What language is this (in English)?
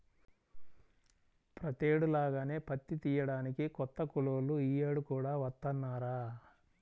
Telugu